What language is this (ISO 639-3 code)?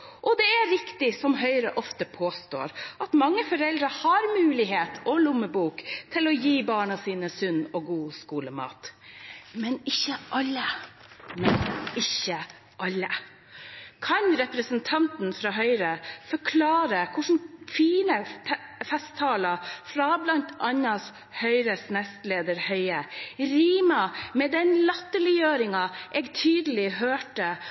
nob